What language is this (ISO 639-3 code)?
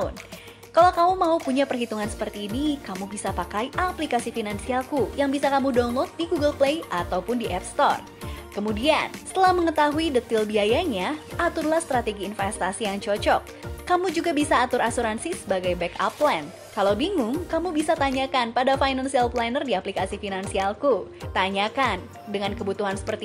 ind